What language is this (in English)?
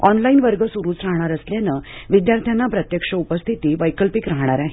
Marathi